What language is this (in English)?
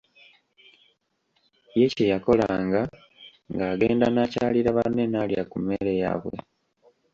Ganda